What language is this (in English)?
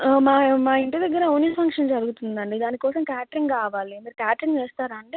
Telugu